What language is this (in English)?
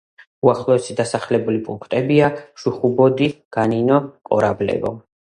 Georgian